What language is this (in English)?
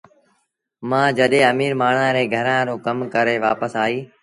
Sindhi Bhil